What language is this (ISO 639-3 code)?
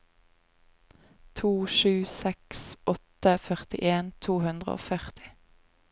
nor